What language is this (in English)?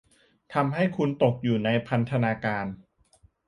Thai